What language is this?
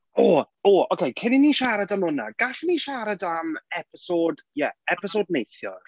Welsh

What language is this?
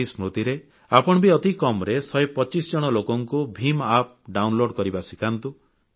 Odia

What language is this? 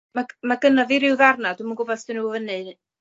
Welsh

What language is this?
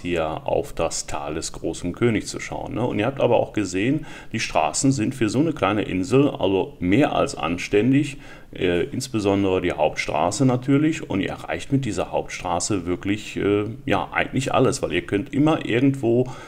German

